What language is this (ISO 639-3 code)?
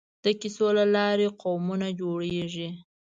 pus